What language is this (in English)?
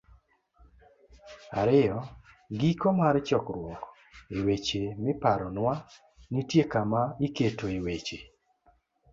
Luo (Kenya and Tanzania)